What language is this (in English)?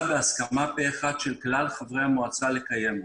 Hebrew